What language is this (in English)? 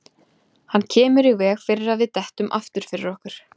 Icelandic